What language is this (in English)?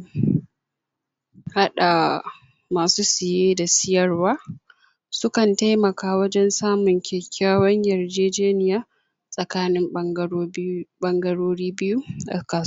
Hausa